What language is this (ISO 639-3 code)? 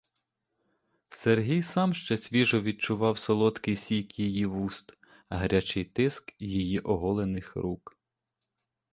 ukr